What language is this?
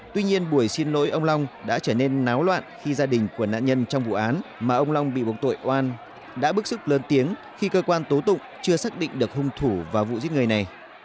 Vietnamese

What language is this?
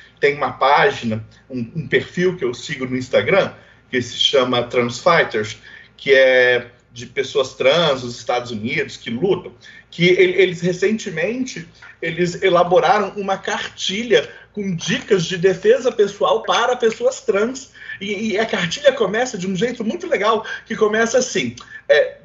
Portuguese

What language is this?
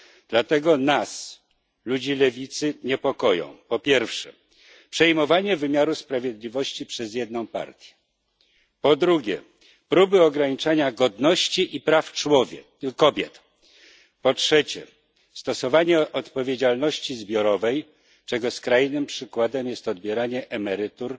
Polish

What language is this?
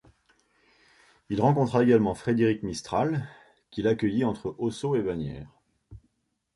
French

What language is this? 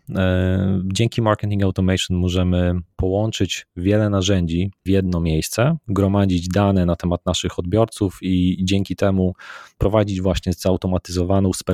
Polish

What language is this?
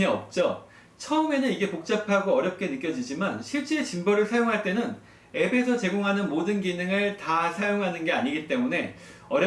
Korean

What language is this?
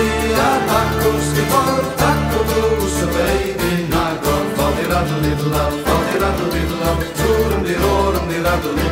Romanian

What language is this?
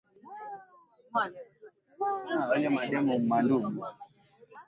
Swahili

